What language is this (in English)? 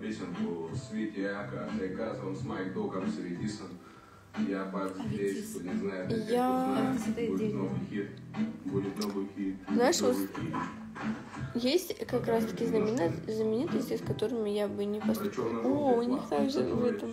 Russian